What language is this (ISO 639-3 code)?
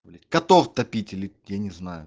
rus